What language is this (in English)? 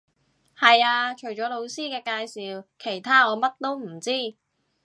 Cantonese